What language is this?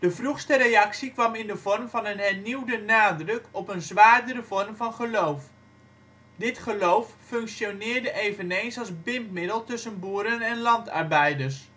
Dutch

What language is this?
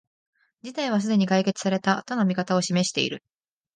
Japanese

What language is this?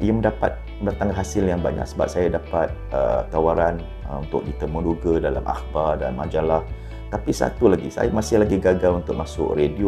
Malay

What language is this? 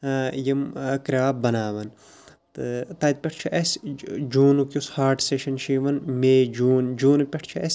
Kashmiri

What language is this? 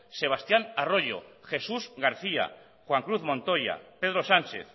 Basque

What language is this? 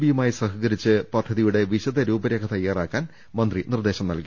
Malayalam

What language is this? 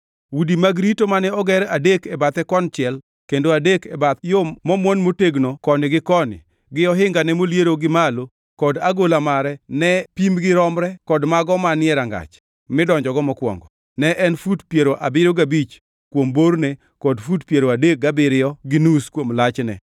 Luo (Kenya and Tanzania)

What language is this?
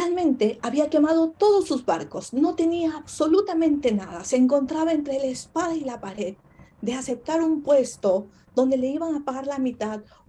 Spanish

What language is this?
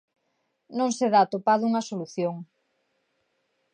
Galician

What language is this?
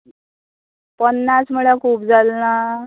Konkani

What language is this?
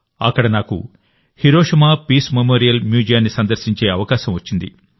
Telugu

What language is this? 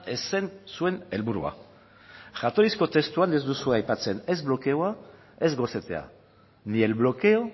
Basque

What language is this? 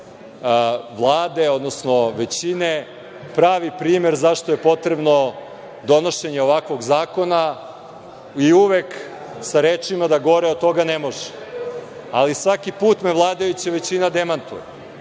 Serbian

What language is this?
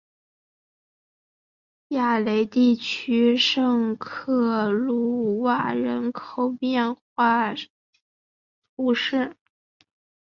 Chinese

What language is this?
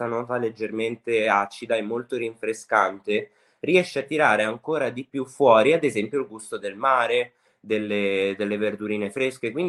Italian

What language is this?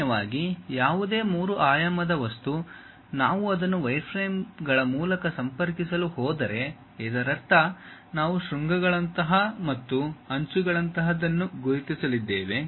Kannada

